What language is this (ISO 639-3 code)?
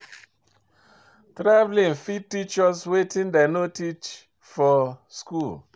pcm